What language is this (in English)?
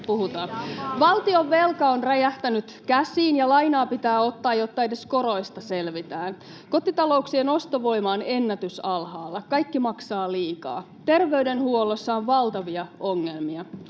Finnish